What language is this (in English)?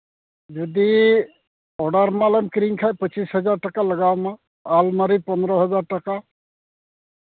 Santali